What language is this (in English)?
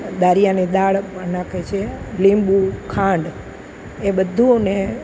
Gujarati